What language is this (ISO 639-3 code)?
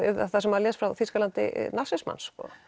isl